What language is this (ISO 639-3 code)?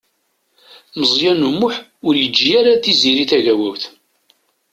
kab